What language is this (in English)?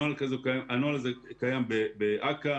Hebrew